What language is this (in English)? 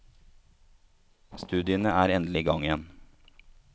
Norwegian